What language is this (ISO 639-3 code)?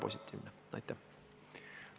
est